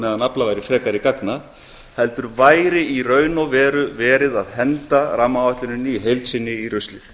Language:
Icelandic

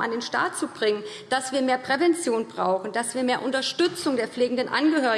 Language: German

